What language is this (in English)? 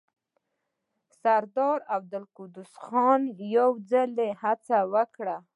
Pashto